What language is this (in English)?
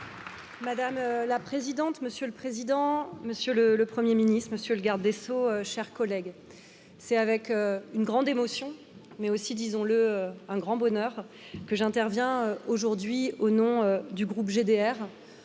French